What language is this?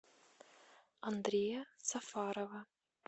Russian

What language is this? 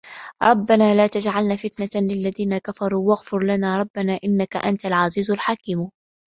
Arabic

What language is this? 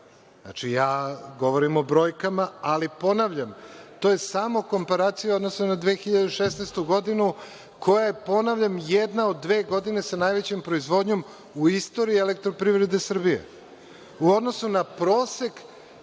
Serbian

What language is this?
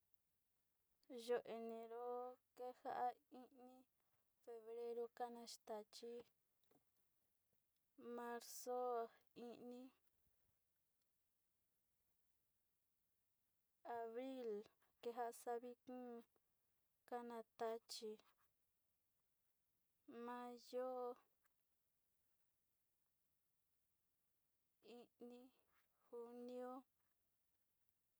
Sinicahua Mixtec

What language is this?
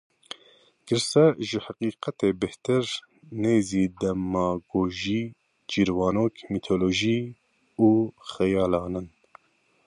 Kurdish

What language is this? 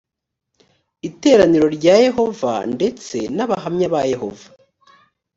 Kinyarwanda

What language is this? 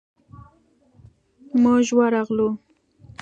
Pashto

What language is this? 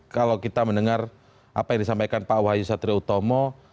Indonesian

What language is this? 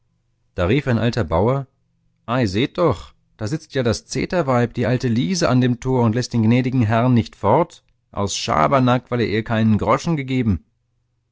German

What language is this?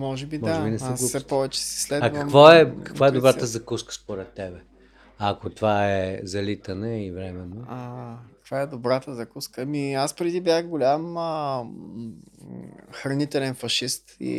Bulgarian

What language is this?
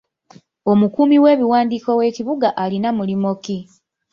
Ganda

